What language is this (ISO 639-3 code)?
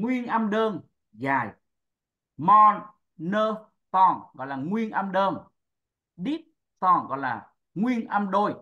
vie